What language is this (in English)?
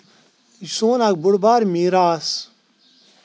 Kashmiri